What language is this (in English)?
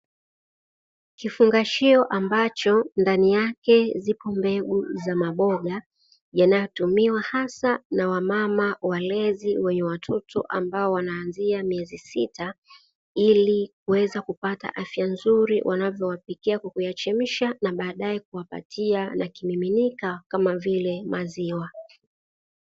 Swahili